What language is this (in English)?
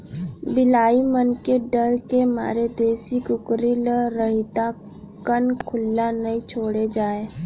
Chhattisgarhi